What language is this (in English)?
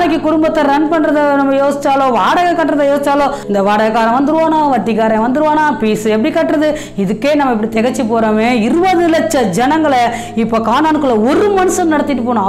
Romanian